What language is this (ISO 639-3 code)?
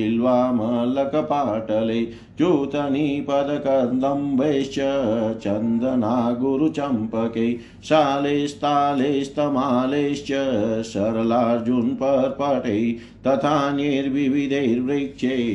hin